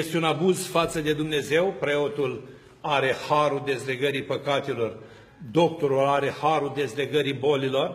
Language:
Romanian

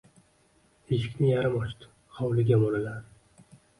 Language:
Uzbek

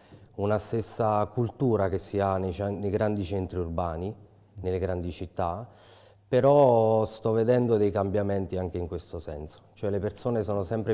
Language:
Italian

